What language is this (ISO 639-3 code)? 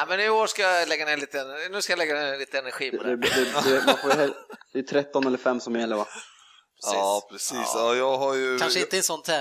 swe